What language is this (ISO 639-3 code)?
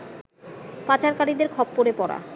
ben